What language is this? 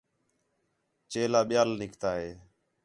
Khetrani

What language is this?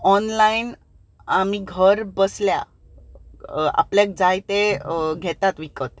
Konkani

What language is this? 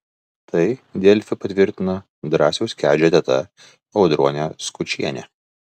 Lithuanian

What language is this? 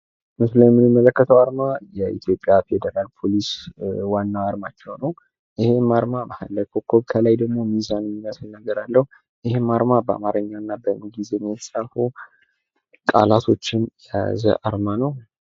Amharic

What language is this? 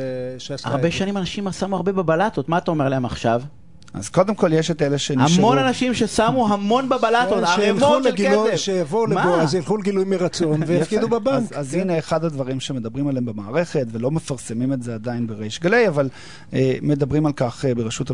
Hebrew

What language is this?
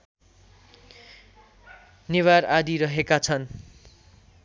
Nepali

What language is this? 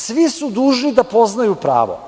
Serbian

